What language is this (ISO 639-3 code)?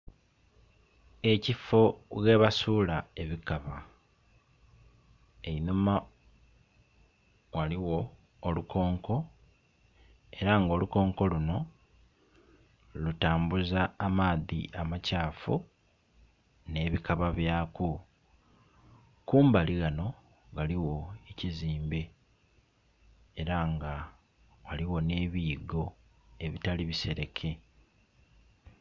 xog